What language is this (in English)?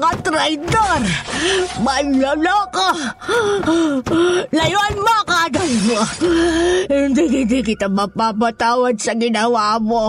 Filipino